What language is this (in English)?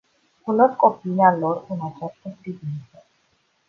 Romanian